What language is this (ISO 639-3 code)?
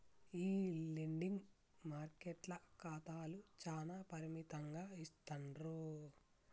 tel